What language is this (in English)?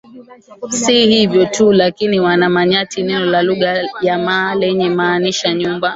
Swahili